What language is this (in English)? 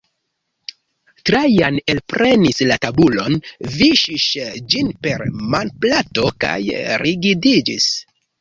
Esperanto